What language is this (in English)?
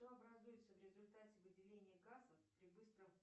Russian